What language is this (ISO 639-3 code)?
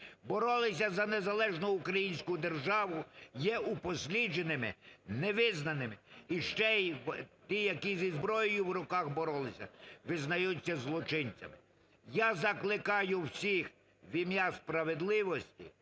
ukr